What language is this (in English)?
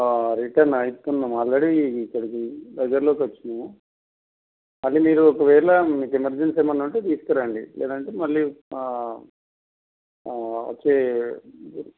Telugu